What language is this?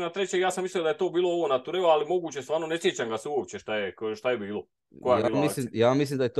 Croatian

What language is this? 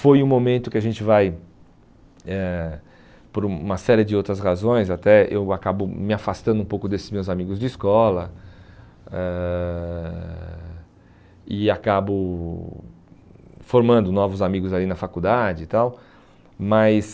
Portuguese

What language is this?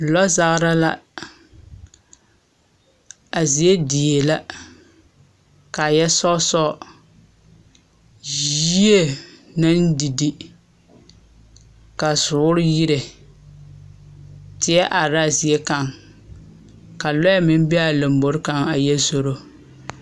Southern Dagaare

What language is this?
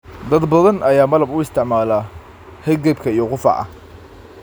Somali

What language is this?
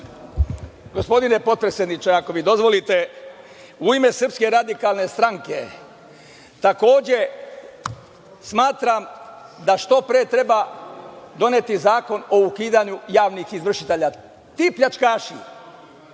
Serbian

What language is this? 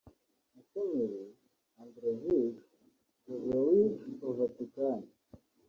Kinyarwanda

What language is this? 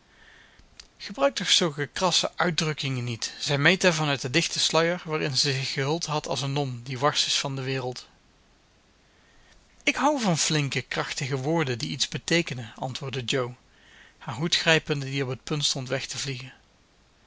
Dutch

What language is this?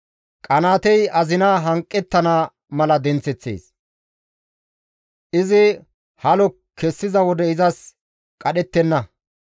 Gamo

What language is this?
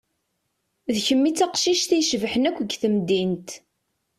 Kabyle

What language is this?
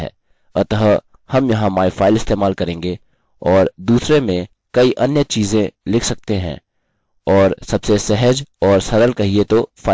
Hindi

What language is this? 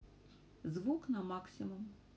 Russian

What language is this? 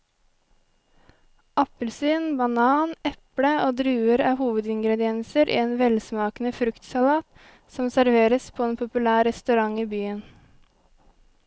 Norwegian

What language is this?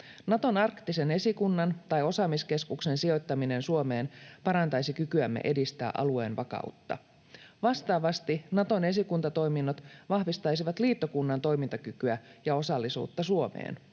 Finnish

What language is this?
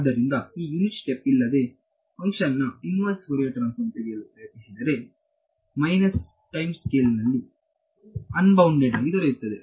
Kannada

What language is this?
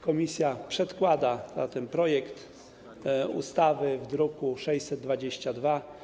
Polish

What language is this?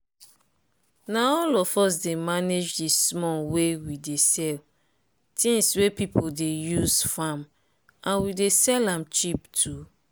Nigerian Pidgin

